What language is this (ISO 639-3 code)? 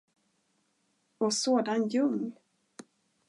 swe